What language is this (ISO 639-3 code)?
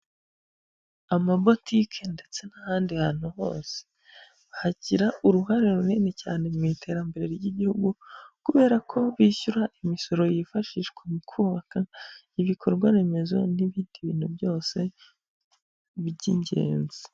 kin